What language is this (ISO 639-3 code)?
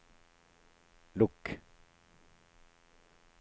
nor